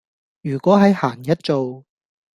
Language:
Cantonese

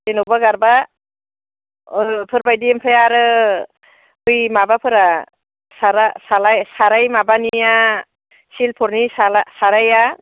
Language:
Bodo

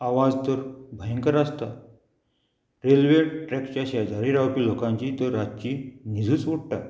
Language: Konkani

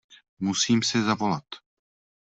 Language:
Czech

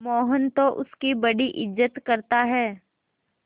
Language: Hindi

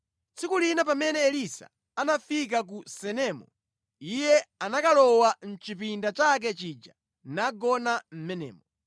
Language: Nyanja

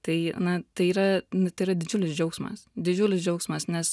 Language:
Lithuanian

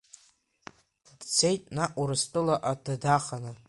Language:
Abkhazian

